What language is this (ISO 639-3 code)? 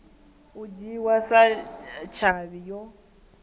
ven